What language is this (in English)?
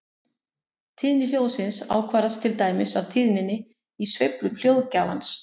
Icelandic